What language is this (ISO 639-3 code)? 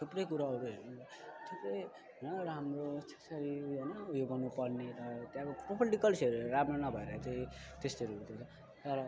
nep